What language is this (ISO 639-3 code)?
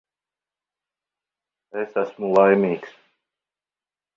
lav